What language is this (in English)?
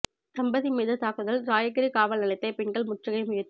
Tamil